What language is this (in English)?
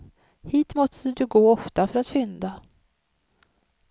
Swedish